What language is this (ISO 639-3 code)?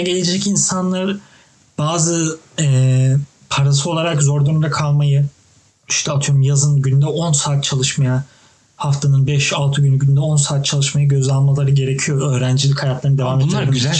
tur